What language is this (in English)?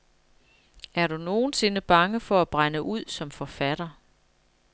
Danish